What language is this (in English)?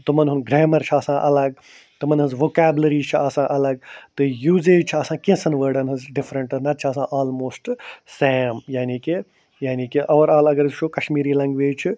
Kashmiri